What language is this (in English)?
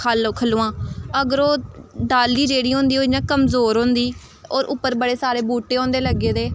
Dogri